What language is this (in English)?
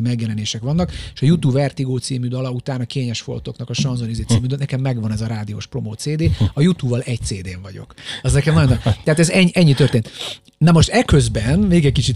Hungarian